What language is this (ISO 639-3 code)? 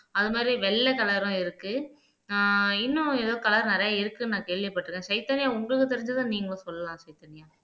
tam